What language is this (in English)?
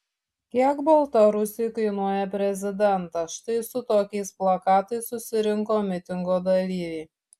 Lithuanian